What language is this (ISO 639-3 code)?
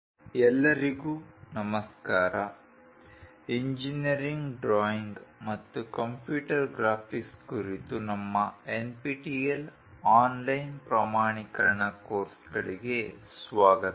kan